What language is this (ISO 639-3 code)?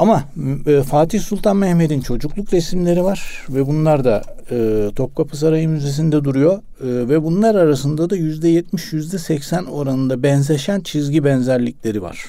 tur